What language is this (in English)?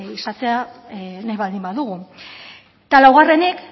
Basque